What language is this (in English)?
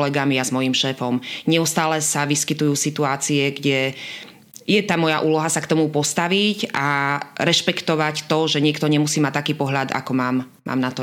Slovak